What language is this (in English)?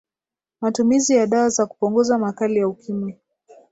Swahili